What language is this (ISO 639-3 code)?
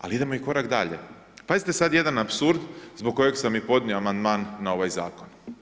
hrv